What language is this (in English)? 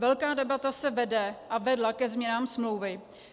Czech